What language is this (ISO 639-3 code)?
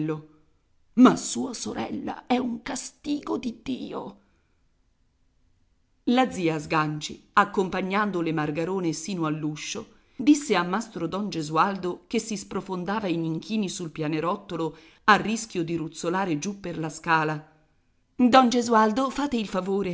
ita